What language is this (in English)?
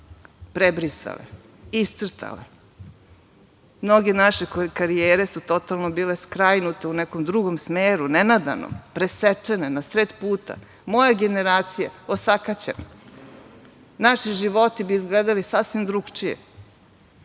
Serbian